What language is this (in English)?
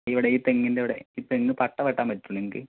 Malayalam